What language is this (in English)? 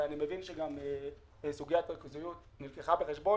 Hebrew